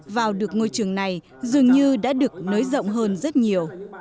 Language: Vietnamese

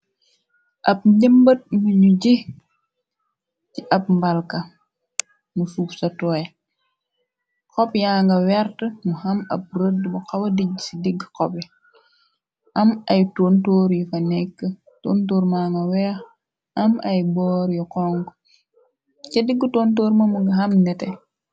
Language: Wolof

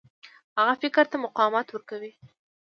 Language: Pashto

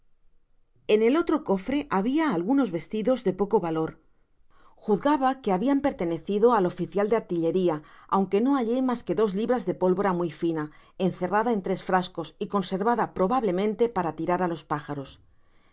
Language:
Spanish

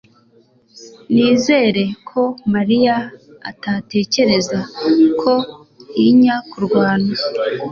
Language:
Kinyarwanda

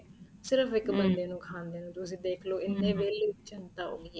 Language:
Punjabi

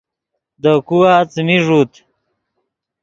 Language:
Yidgha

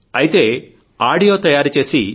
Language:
Telugu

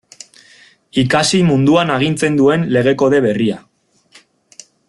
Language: Basque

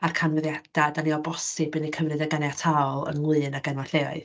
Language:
Welsh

